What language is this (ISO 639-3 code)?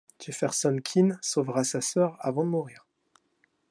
fra